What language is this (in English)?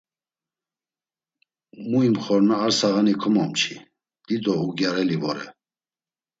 Laz